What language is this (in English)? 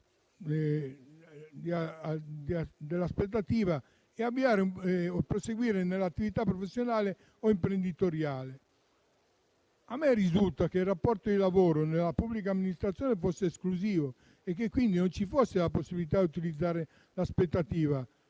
Italian